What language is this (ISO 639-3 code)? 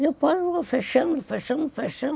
por